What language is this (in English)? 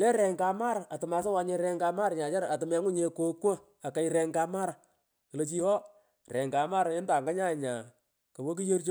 Pökoot